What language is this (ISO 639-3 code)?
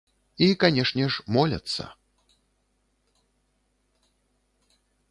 bel